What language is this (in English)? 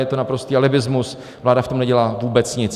Czech